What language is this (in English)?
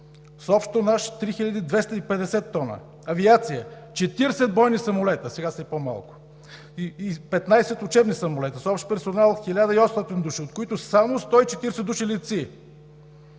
Bulgarian